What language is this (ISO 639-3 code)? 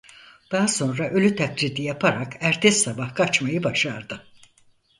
tur